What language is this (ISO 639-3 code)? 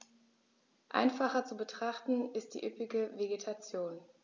deu